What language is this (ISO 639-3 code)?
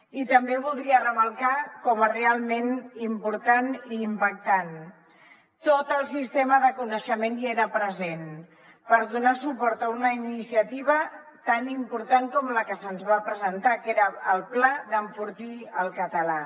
cat